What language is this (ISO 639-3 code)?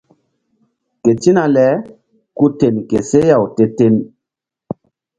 mdd